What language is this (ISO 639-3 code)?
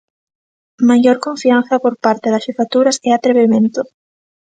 glg